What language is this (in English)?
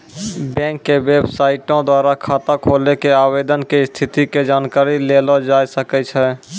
Maithili